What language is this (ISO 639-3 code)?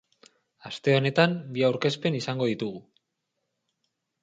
eus